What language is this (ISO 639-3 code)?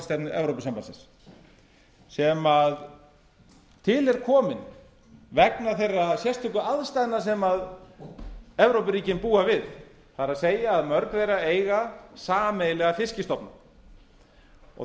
isl